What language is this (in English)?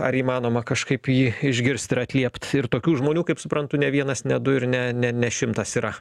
Lithuanian